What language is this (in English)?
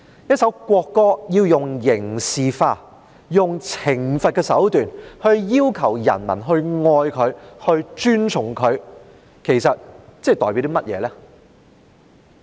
Cantonese